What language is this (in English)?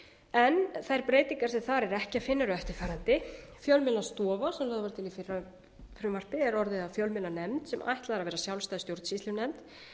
Icelandic